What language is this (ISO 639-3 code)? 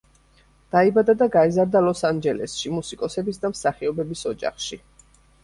kat